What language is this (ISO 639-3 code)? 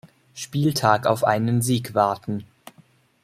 deu